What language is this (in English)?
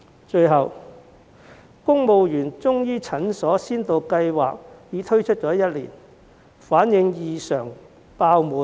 Cantonese